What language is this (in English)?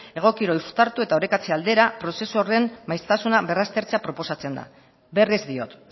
Basque